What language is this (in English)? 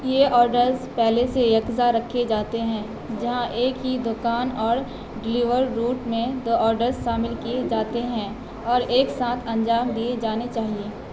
Urdu